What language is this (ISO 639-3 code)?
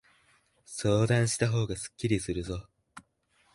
jpn